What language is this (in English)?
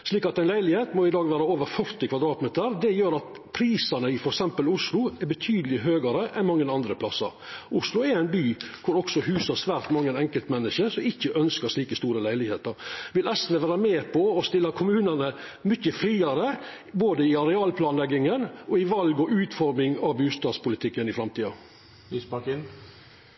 Norwegian Nynorsk